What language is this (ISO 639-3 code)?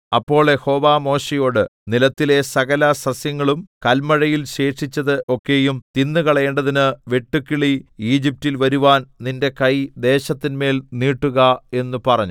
mal